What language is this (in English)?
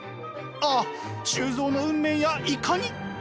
Japanese